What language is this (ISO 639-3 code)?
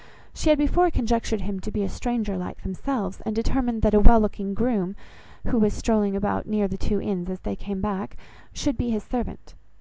eng